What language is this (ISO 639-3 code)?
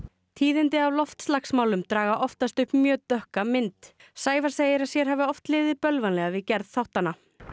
isl